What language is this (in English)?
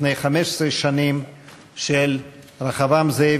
Hebrew